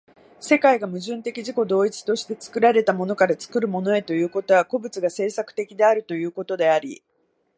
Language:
Japanese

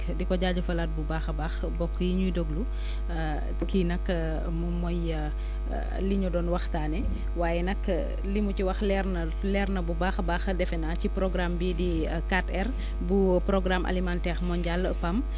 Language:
Wolof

